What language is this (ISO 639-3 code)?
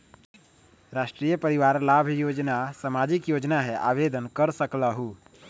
mag